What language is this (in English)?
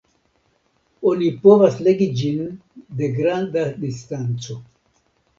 Esperanto